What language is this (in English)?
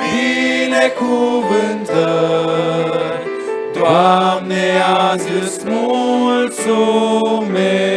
Romanian